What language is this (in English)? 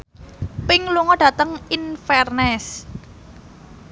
Javanese